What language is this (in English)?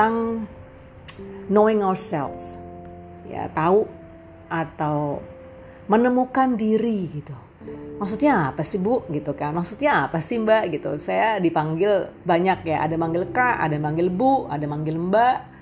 Indonesian